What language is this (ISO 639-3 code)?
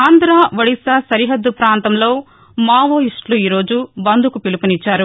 tel